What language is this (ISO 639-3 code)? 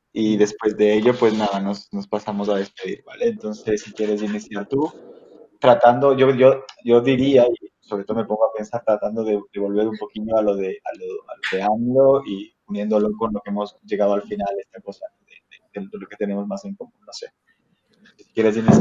spa